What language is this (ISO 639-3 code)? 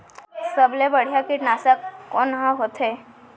hne